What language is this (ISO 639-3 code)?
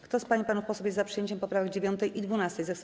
pol